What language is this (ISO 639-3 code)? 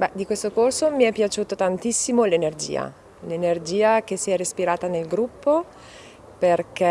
ita